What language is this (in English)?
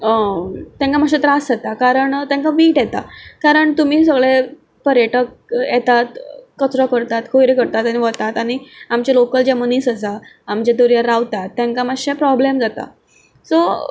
Konkani